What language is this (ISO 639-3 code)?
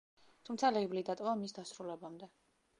kat